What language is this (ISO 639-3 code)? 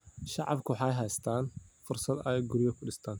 som